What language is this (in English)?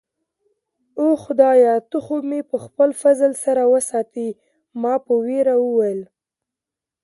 Pashto